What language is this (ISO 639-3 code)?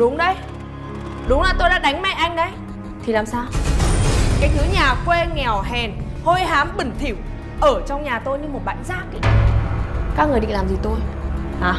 vie